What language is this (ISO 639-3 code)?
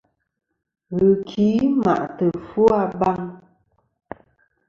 bkm